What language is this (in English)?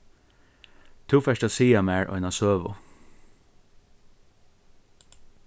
Faroese